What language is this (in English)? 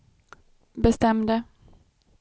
Swedish